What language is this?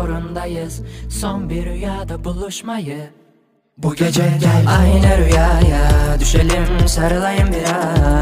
Turkish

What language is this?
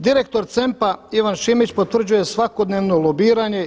Croatian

